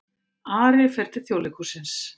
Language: Icelandic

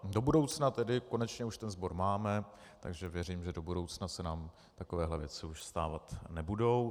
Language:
Czech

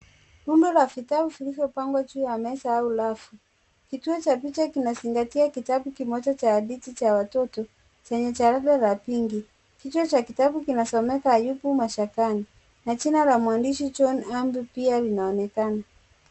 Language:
Swahili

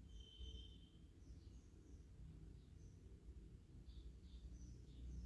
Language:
Vietnamese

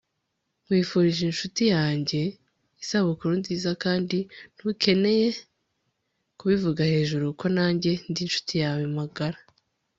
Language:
Kinyarwanda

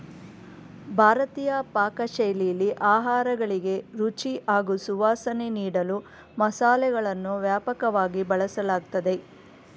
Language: Kannada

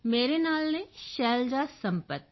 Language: Punjabi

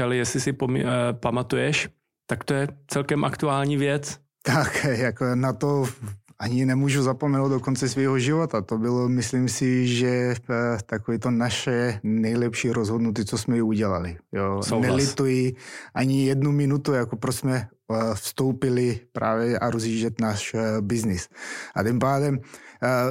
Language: Czech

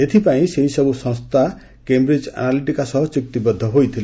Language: Odia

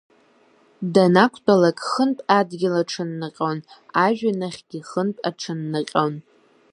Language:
Abkhazian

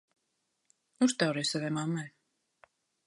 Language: Latvian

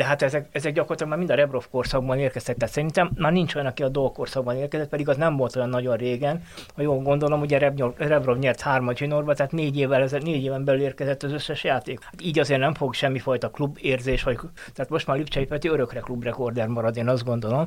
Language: Hungarian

